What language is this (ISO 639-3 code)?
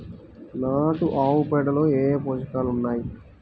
tel